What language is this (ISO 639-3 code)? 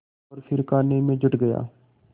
hin